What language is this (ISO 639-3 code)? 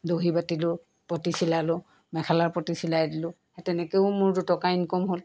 asm